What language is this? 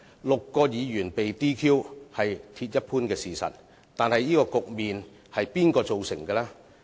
Cantonese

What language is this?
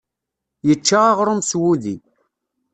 Kabyle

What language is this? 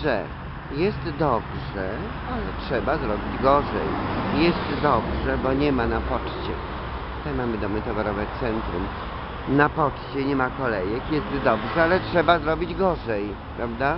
Polish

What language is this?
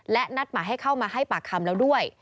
Thai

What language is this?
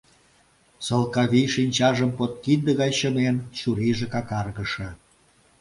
Mari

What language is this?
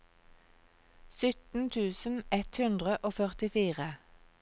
Norwegian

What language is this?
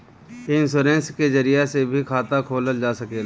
Bhojpuri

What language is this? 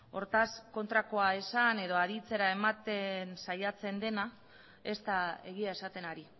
Basque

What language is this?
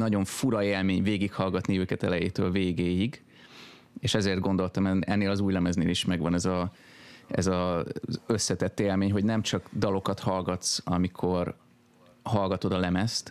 Hungarian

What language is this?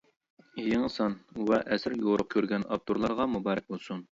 Uyghur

